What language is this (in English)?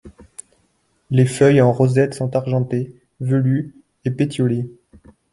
French